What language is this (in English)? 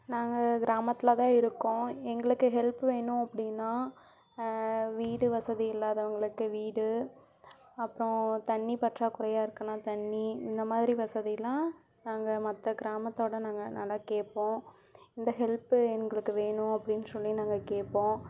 Tamil